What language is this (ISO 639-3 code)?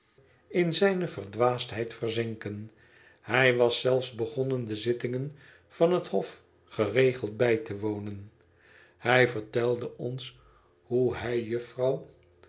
nld